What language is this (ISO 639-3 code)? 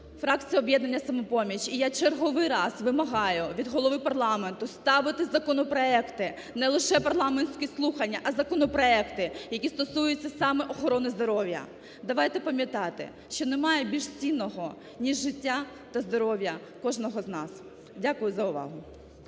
ukr